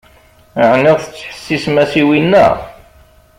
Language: Kabyle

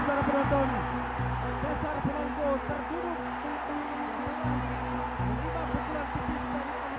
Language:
Indonesian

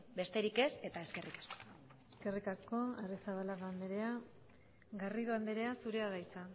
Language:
Basque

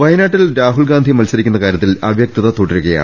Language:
Malayalam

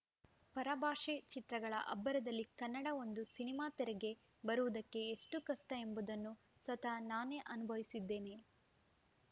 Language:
Kannada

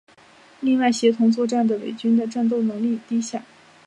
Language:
Chinese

